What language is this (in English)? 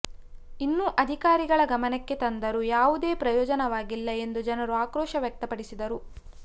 Kannada